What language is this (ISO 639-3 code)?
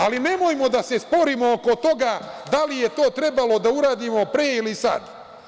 srp